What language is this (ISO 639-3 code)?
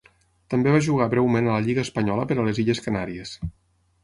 cat